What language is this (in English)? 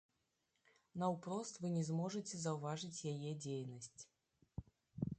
Belarusian